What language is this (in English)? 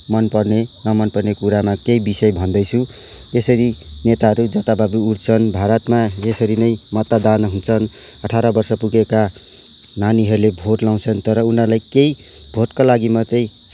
Nepali